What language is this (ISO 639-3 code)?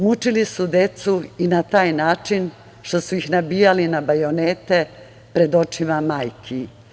srp